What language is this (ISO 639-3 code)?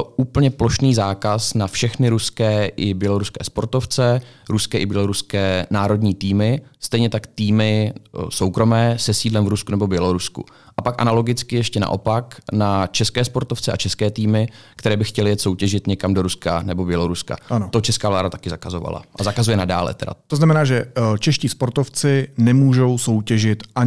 ces